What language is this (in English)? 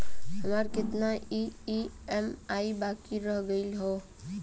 Bhojpuri